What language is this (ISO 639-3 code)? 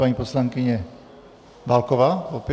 ces